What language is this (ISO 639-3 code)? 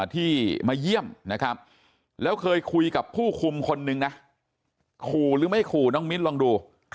tha